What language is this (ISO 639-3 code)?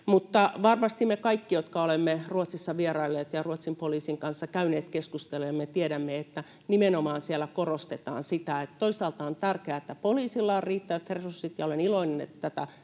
fin